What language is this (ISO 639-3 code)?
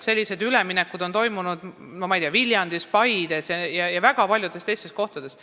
est